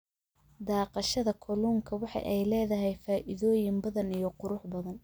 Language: Somali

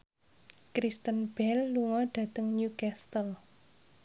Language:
Javanese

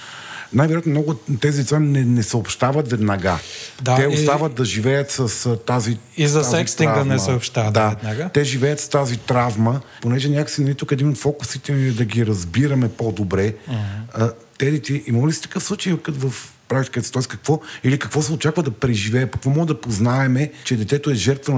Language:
Bulgarian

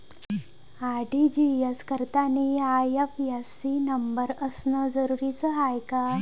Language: Marathi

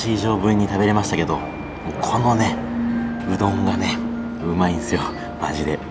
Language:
Japanese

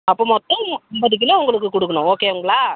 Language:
Tamil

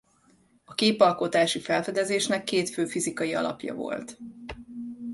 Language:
Hungarian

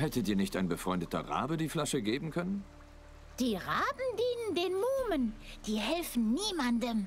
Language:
German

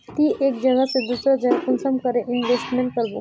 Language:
Magahi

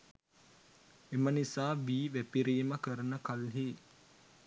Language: Sinhala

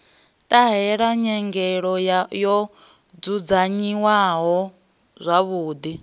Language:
Venda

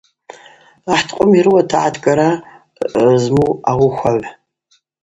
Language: Abaza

